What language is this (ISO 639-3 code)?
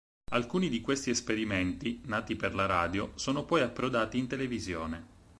ita